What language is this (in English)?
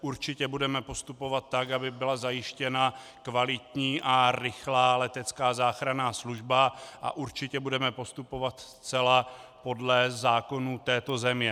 Czech